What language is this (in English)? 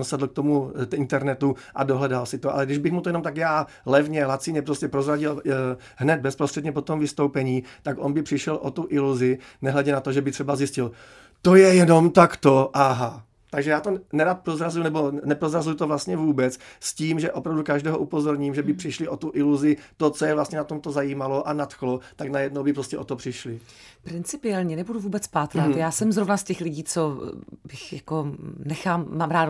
Czech